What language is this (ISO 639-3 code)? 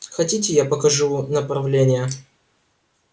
rus